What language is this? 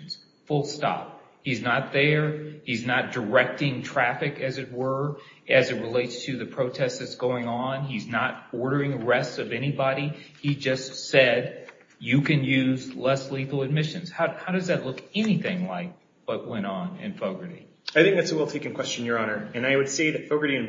English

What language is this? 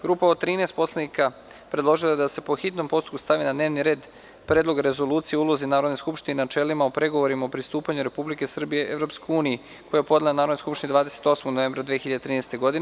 Serbian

